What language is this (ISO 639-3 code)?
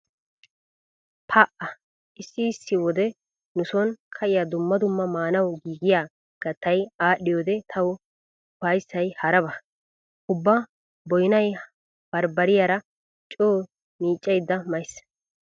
wal